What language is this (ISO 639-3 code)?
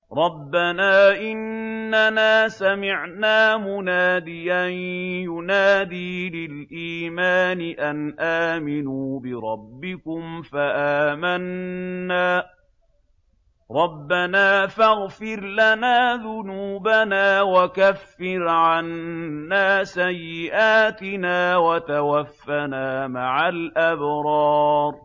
ara